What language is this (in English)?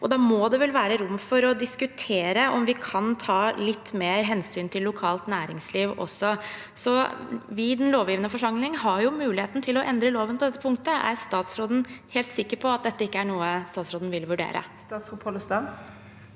Norwegian